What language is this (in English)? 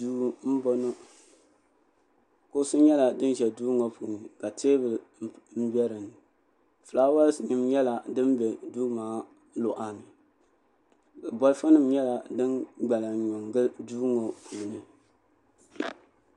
Dagbani